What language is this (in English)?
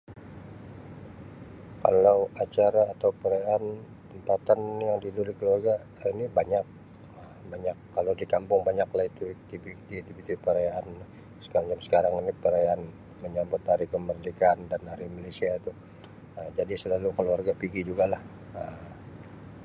Sabah Malay